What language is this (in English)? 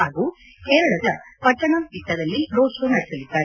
Kannada